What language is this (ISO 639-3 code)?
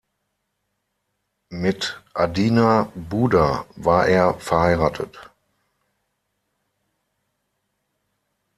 deu